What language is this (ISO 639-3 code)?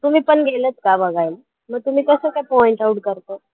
mar